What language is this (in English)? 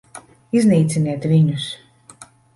Latvian